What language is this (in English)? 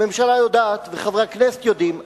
Hebrew